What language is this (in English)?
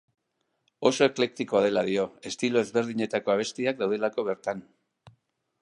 Basque